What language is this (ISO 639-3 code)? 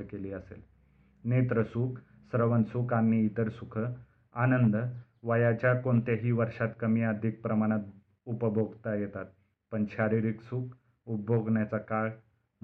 mar